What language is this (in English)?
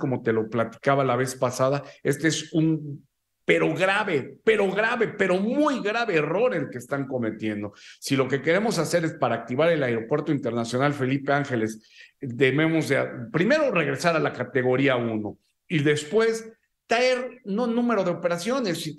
Spanish